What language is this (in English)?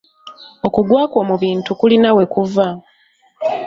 Ganda